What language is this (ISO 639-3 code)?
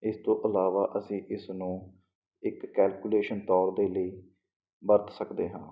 pan